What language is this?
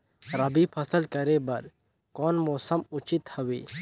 Chhattisgarhi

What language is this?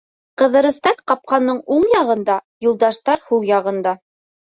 Bashkir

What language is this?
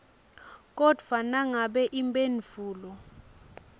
Swati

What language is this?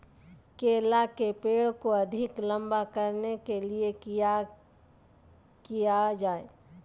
Magahi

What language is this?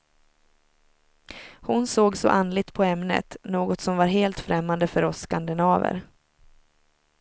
Swedish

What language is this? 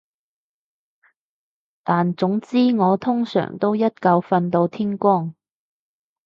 Cantonese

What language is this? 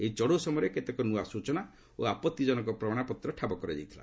Odia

